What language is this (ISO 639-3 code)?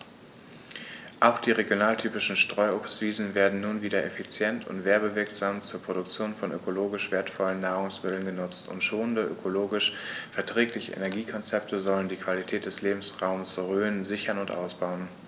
deu